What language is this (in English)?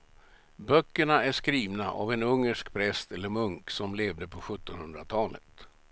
Swedish